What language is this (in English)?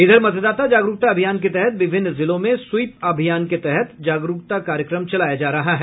Hindi